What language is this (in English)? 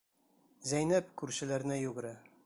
Bashkir